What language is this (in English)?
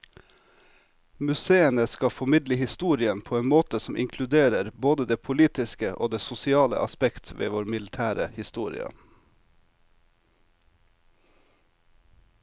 Norwegian